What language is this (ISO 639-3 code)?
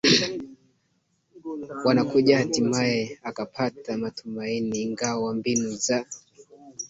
swa